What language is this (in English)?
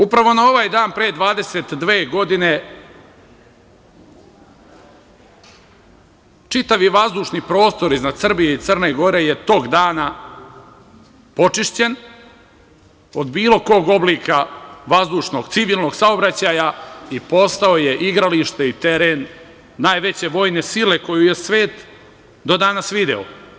Serbian